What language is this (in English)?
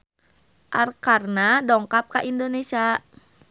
Sundanese